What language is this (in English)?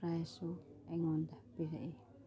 Manipuri